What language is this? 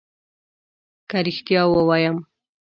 Pashto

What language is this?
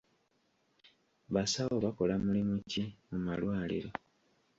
Ganda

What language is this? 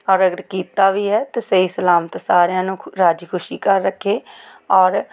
Punjabi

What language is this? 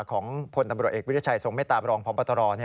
Thai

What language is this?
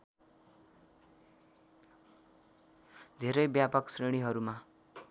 Nepali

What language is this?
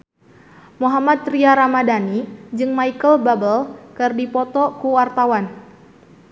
Sundanese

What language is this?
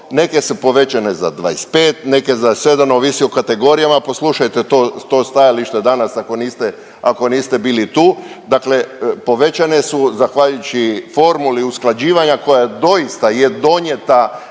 Croatian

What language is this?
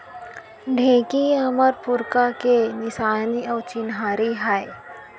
Chhattisgarhi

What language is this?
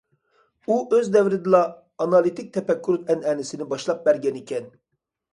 Uyghur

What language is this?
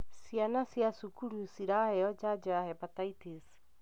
Kikuyu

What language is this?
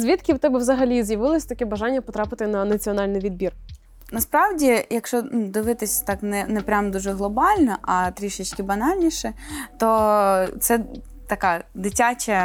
Ukrainian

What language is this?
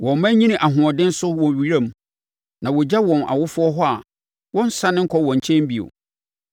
Akan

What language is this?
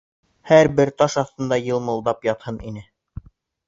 Bashkir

